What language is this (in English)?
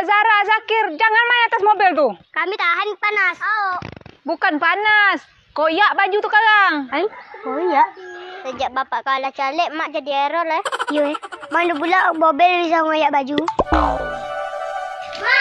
Malay